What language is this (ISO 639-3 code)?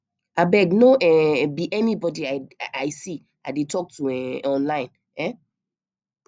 pcm